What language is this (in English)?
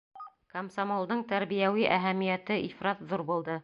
Bashkir